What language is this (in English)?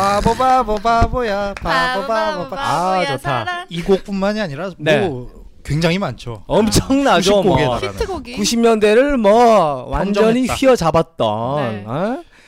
Korean